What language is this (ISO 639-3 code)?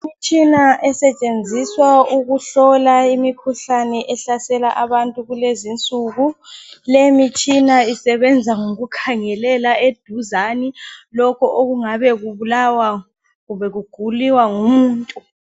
nde